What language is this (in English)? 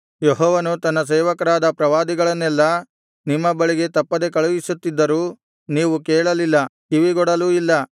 Kannada